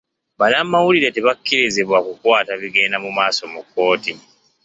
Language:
Ganda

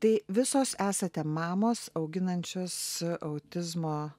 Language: Lithuanian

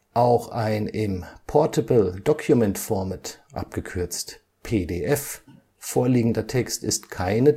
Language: German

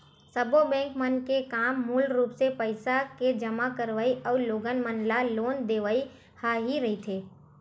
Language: Chhattisgarhi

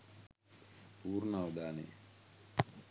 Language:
Sinhala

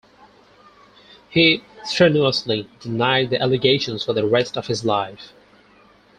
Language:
English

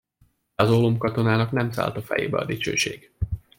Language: Hungarian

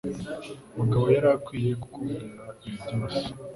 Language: Kinyarwanda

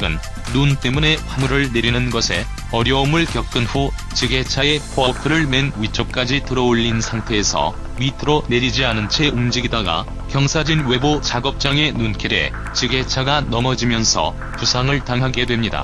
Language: Korean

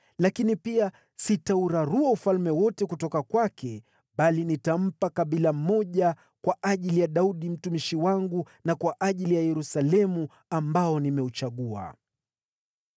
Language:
Swahili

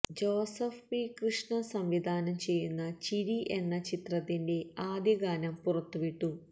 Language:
Malayalam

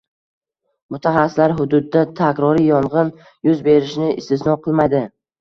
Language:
Uzbek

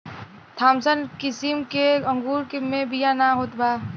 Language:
Bhojpuri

